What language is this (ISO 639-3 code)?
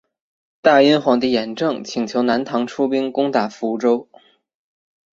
zho